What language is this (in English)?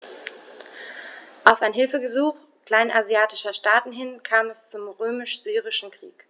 German